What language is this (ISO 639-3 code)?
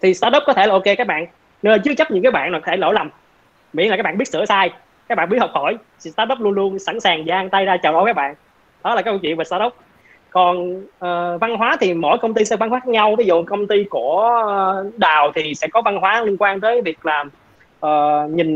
vie